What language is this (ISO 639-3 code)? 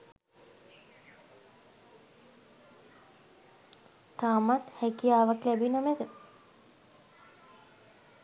sin